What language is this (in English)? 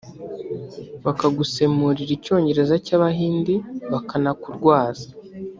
Kinyarwanda